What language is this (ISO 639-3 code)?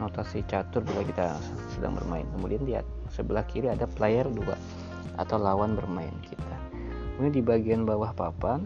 ind